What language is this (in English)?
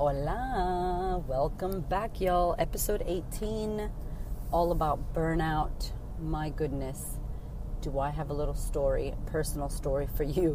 English